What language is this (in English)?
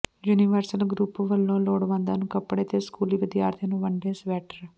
Punjabi